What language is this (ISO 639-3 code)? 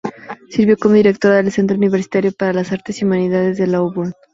spa